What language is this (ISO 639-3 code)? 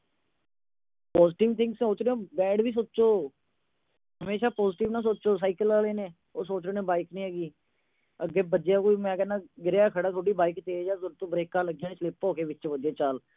pan